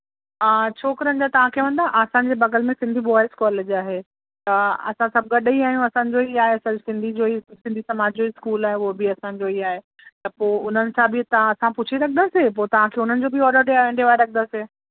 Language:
Sindhi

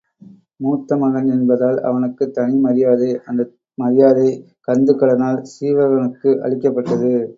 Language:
Tamil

